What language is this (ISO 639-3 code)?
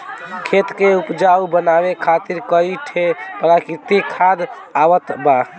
bho